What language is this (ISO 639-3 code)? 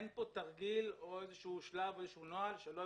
heb